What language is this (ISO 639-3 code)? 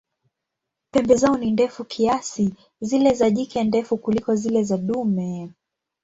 swa